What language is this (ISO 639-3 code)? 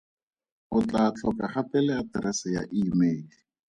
tsn